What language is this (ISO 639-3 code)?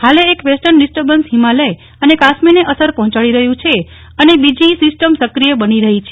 guj